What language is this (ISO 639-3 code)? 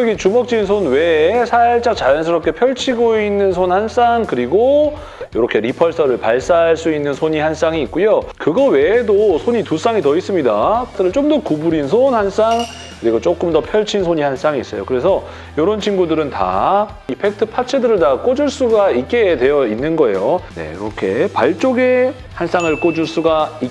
kor